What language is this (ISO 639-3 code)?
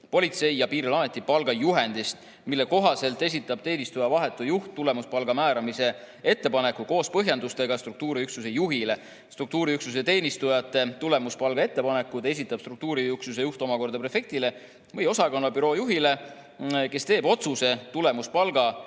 est